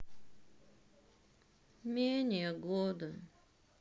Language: Russian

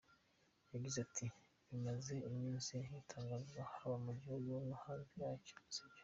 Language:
Kinyarwanda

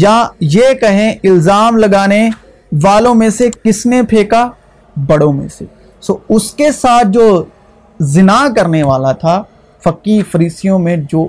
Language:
Urdu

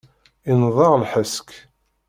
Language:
Kabyle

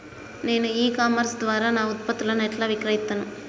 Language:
Telugu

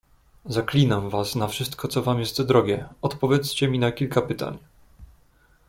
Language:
Polish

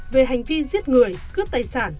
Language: Vietnamese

